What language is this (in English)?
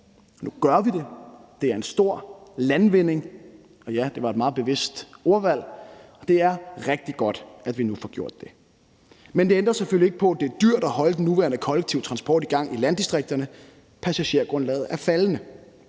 Danish